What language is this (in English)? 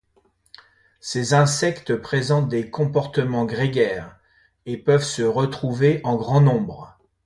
French